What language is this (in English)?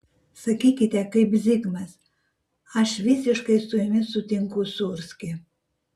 Lithuanian